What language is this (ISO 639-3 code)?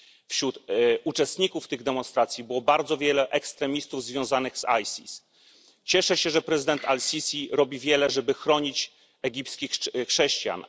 pol